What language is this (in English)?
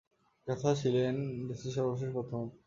Bangla